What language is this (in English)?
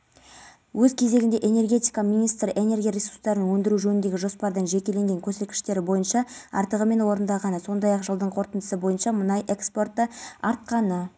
Kazakh